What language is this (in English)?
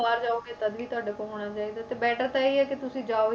Punjabi